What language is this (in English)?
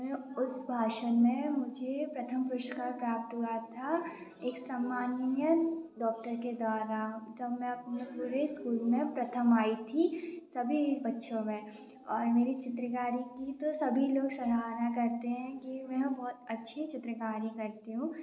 Hindi